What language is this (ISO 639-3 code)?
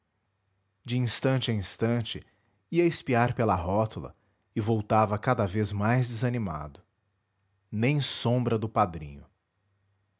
por